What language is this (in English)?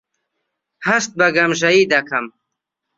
Central Kurdish